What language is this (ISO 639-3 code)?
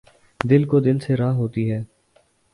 urd